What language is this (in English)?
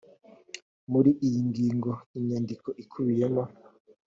Kinyarwanda